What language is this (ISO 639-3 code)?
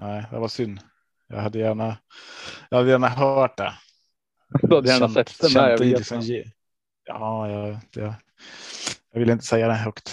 swe